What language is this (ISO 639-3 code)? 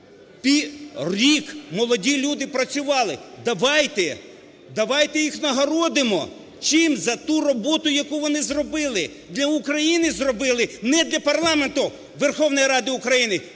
ukr